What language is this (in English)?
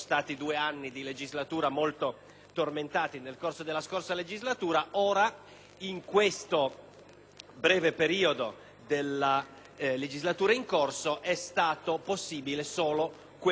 Italian